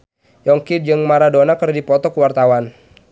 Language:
Sundanese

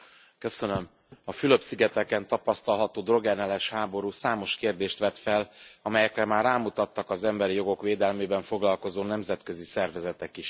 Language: Hungarian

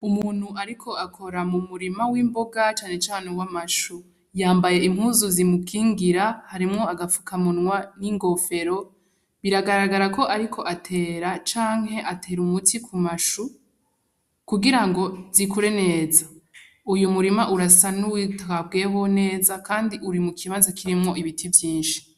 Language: Rundi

